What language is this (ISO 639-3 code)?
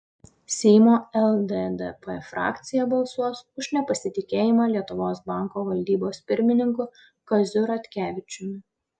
lit